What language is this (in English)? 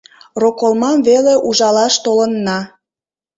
Mari